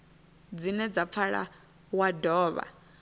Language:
Venda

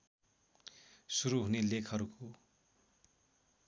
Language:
Nepali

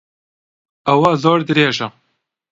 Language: Central Kurdish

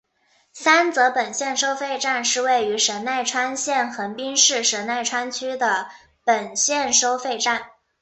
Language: Chinese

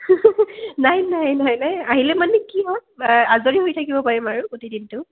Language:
Assamese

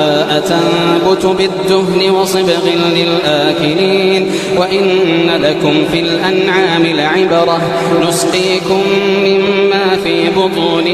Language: Arabic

